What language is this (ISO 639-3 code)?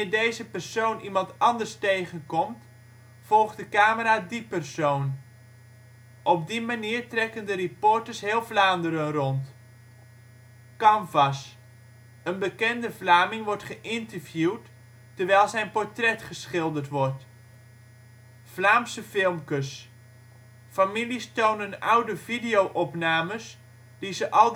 nld